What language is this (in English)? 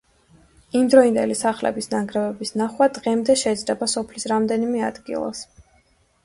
Georgian